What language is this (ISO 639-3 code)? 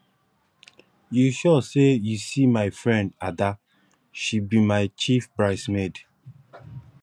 pcm